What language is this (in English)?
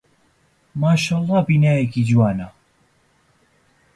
Central Kurdish